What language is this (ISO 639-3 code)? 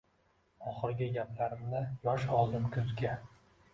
uzb